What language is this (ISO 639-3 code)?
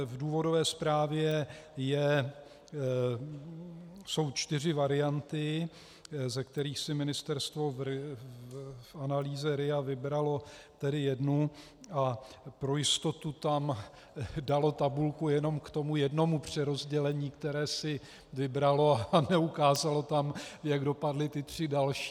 ces